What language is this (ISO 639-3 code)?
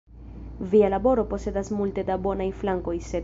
epo